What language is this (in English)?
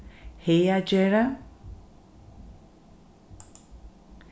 Faroese